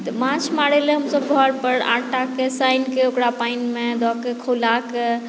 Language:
Maithili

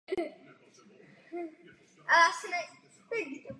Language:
Czech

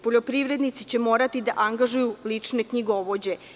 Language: Serbian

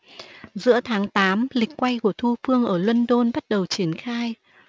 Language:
Vietnamese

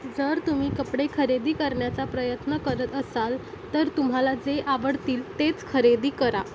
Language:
Marathi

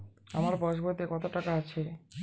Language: Bangla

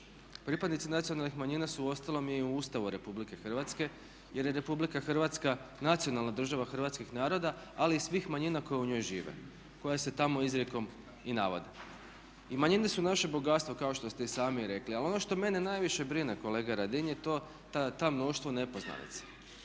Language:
Croatian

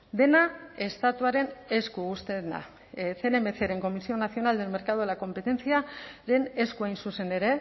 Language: Basque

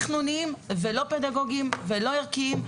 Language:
Hebrew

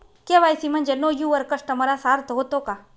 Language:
Marathi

